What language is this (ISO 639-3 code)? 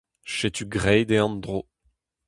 bre